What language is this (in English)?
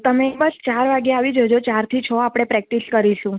Gujarati